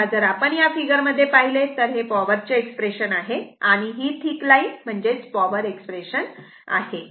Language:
Marathi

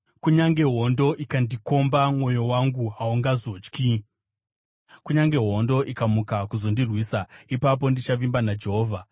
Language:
Shona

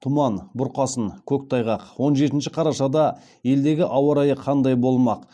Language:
Kazakh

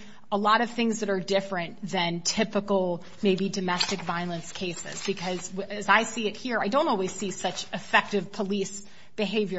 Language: English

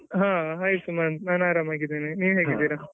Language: Kannada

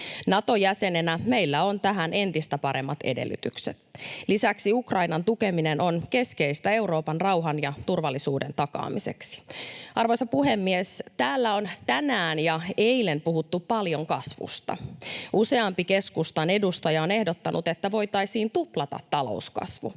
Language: Finnish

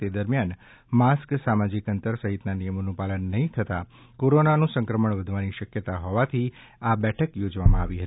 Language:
Gujarati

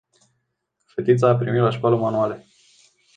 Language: Romanian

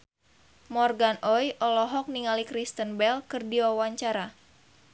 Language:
Sundanese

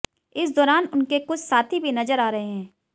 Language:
Hindi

